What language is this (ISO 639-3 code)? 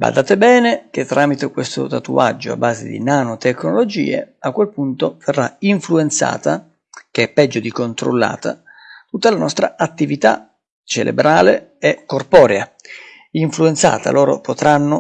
ita